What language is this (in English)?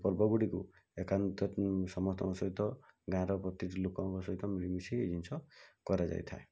Odia